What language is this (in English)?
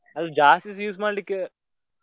Kannada